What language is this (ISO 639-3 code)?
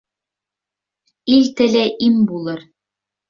bak